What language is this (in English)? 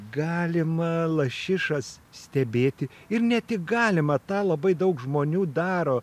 Lithuanian